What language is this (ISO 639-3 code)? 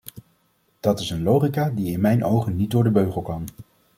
nld